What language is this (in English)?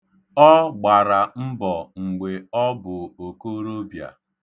Igbo